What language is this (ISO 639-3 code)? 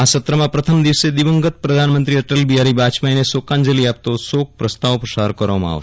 guj